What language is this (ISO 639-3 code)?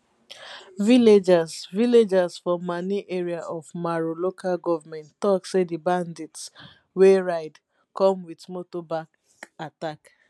pcm